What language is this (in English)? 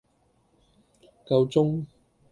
Cantonese